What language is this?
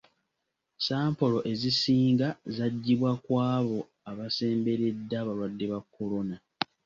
Ganda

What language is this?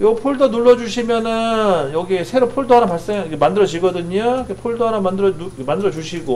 Korean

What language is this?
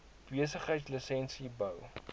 Afrikaans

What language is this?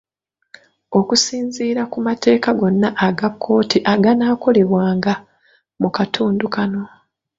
Ganda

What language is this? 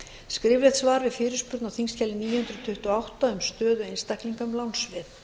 Icelandic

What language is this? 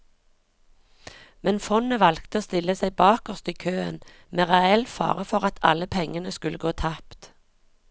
Norwegian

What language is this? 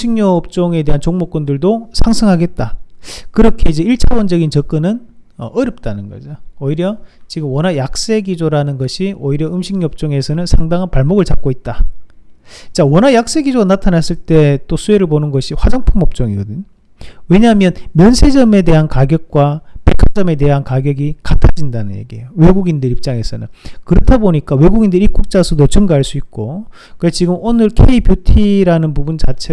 Korean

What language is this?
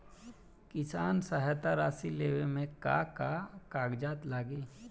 Bhojpuri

